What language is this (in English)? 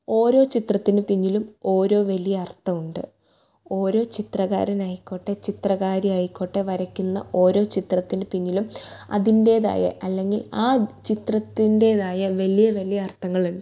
Malayalam